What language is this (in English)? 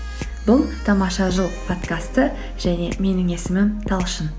Kazakh